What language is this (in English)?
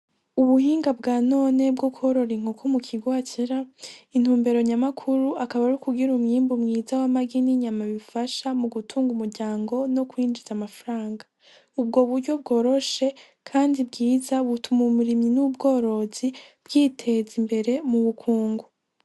Rundi